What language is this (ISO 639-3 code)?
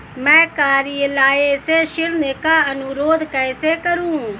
hin